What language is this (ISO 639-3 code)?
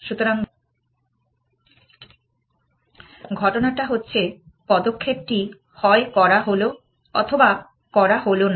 ben